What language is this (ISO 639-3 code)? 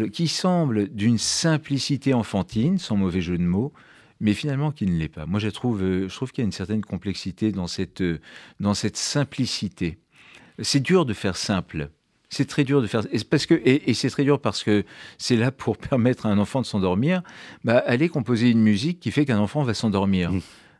fra